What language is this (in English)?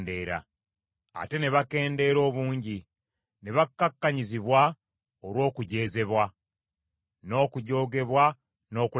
Ganda